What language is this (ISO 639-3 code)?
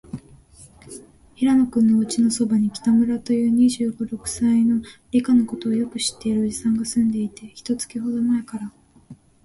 jpn